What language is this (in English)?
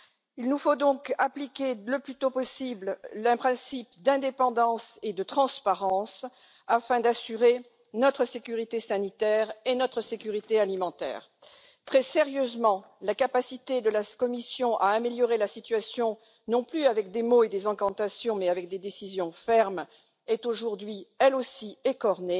French